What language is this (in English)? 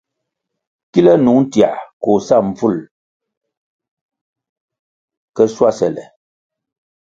Kwasio